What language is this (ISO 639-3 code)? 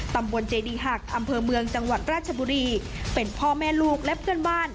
tha